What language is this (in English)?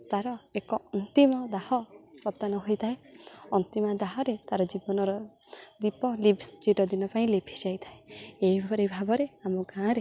Odia